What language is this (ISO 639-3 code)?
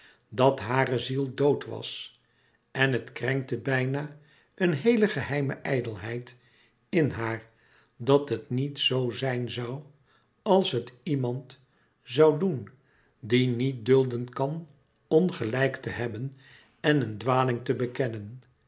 nld